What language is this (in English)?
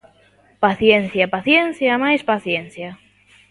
Galician